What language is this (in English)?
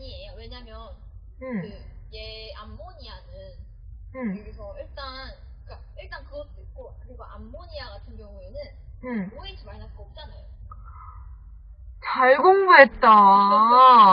Korean